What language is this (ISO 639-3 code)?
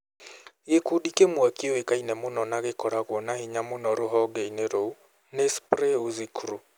kik